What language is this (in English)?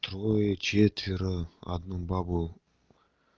Russian